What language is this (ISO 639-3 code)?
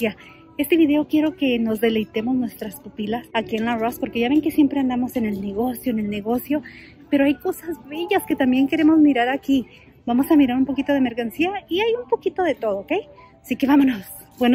spa